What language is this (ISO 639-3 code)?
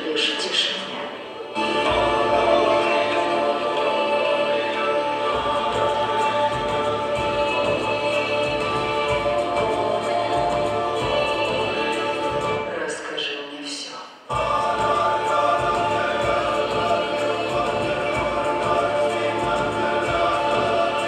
rus